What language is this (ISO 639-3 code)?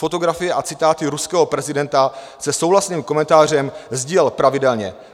ces